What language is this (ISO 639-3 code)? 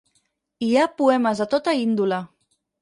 cat